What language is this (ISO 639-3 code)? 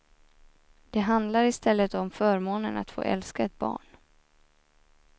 swe